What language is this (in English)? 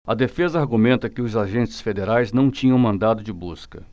Portuguese